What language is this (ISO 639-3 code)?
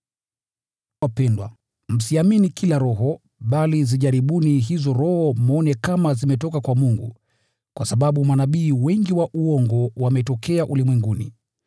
swa